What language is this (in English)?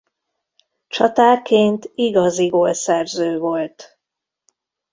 Hungarian